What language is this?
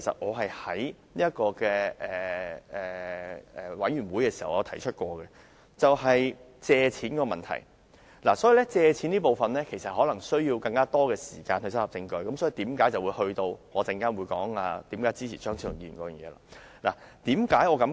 Cantonese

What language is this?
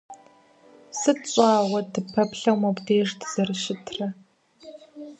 Kabardian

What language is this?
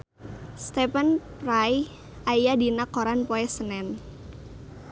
Sundanese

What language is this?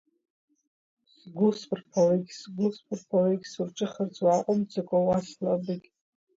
Abkhazian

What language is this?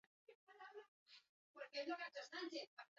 Basque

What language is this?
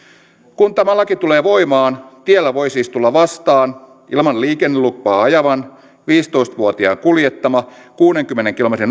Finnish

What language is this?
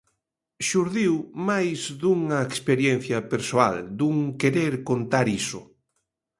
Galician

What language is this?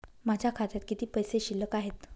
Marathi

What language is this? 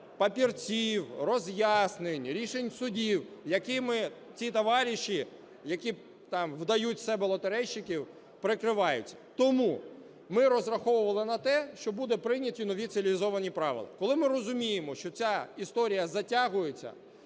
Ukrainian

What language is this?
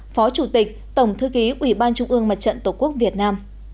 Vietnamese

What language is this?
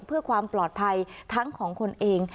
Thai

